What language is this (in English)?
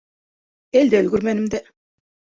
Bashkir